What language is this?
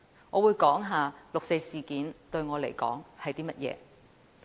Cantonese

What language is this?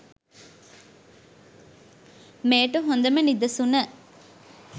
Sinhala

